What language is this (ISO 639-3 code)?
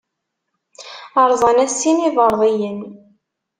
kab